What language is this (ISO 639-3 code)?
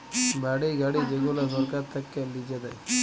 ben